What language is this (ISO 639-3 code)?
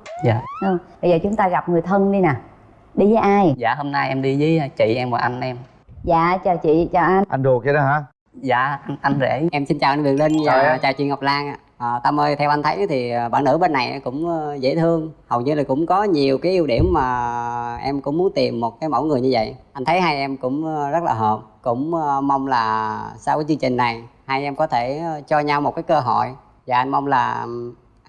vie